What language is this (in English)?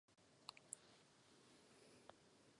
Czech